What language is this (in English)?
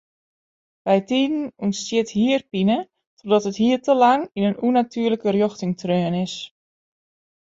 Western Frisian